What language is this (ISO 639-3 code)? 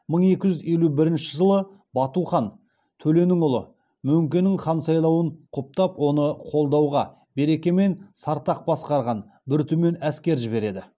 kaz